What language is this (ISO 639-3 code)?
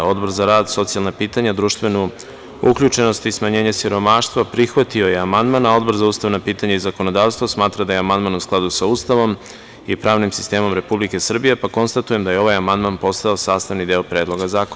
srp